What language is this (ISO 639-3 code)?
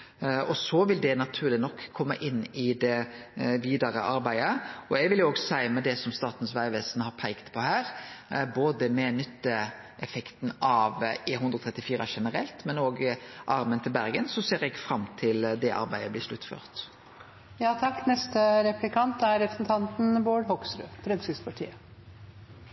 nor